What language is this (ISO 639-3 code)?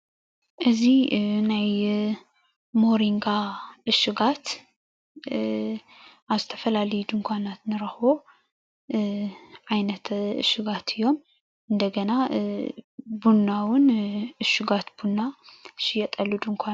tir